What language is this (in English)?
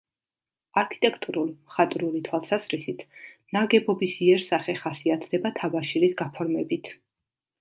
Georgian